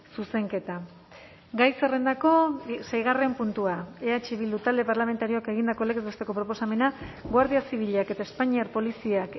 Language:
Basque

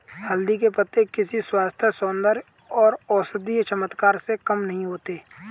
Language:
Hindi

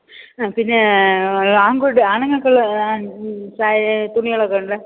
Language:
Malayalam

